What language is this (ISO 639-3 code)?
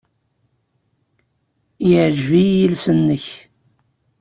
kab